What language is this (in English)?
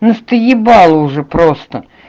Russian